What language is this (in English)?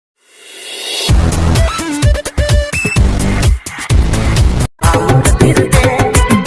Indonesian